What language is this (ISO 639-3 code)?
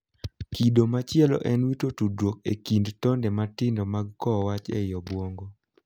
luo